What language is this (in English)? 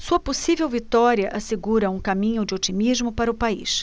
Portuguese